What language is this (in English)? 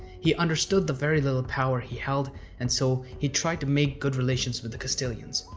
English